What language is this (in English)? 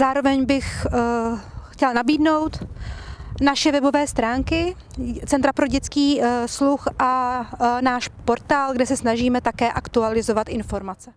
Czech